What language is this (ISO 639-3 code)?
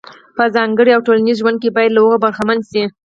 pus